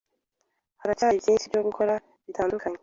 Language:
Kinyarwanda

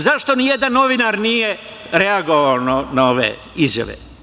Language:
Serbian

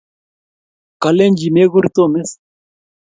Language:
Kalenjin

